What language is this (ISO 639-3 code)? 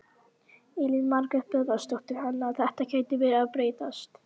isl